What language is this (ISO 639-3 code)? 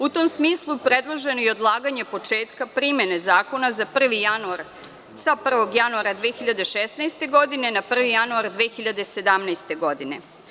srp